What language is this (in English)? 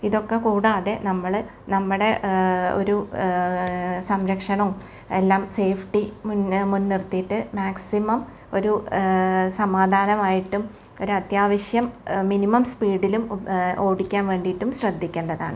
Malayalam